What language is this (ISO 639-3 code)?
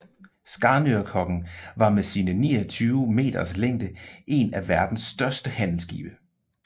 dan